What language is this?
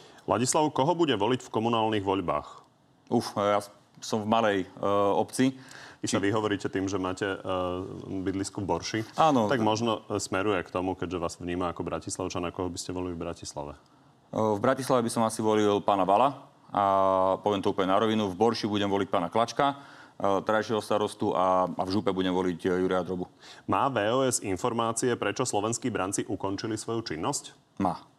Slovak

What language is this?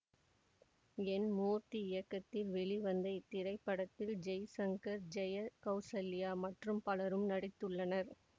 Tamil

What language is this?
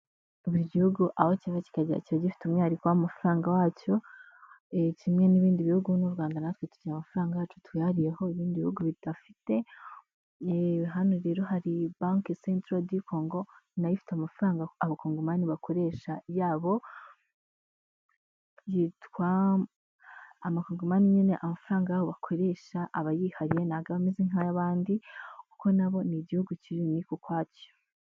Kinyarwanda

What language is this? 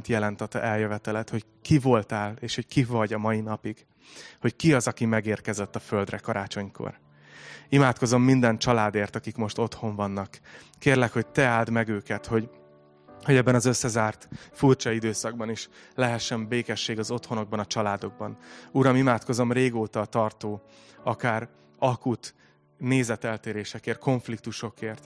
Hungarian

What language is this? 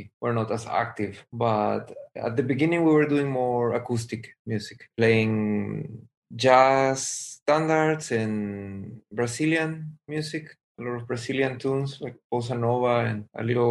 Turkish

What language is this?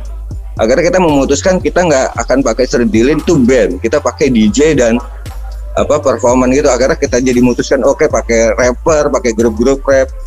Indonesian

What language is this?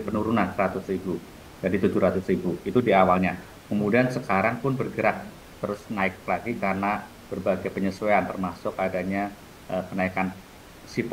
Indonesian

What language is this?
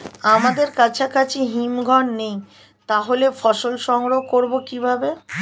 Bangla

